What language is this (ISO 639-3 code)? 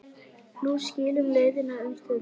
isl